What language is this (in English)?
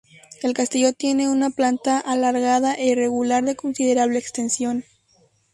Spanish